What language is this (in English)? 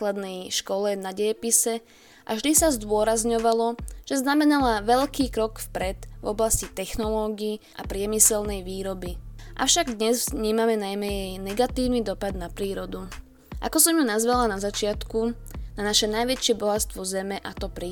Slovak